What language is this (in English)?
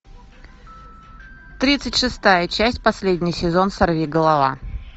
Russian